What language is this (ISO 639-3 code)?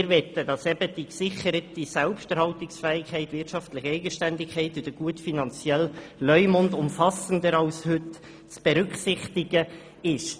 gsw